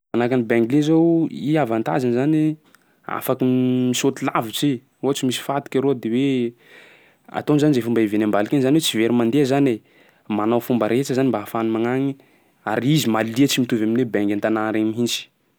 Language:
Sakalava Malagasy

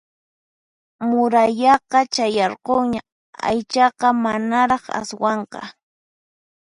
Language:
Puno Quechua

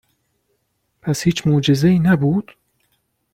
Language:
Persian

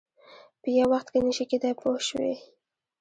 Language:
Pashto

